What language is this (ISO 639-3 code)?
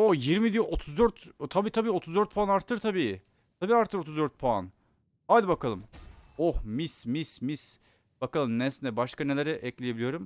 tur